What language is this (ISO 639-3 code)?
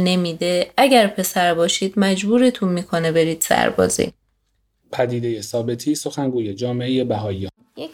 fas